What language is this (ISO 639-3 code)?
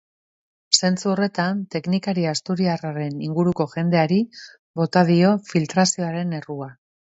eus